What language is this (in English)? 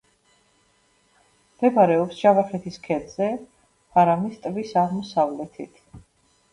Georgian